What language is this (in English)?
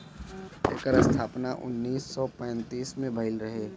Bhojpuri